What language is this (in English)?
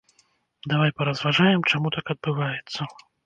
Belarusian